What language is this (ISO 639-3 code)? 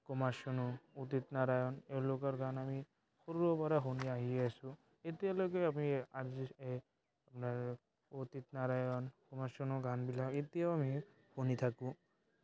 asm